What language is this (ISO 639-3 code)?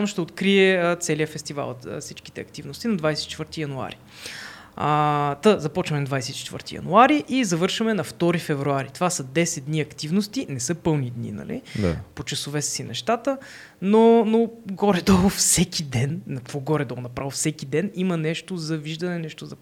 bul